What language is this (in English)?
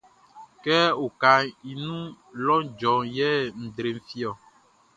Baoulé